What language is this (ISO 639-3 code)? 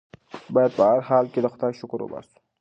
pus